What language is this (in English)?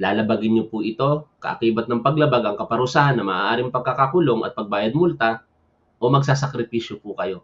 Filipino